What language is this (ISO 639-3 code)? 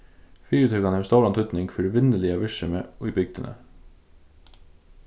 fao